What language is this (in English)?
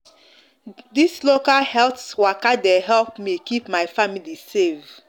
Nigerian Pidgin